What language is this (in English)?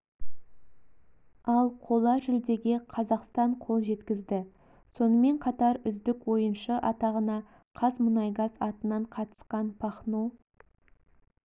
Kazakh